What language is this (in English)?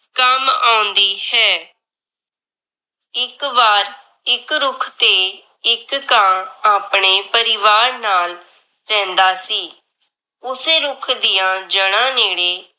Punjabi